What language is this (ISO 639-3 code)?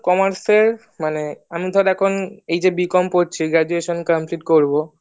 ben